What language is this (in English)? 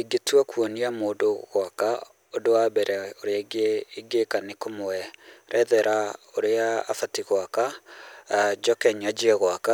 Kikuyu